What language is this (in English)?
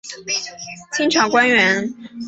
Chinese